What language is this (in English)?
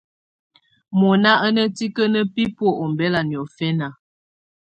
Tunen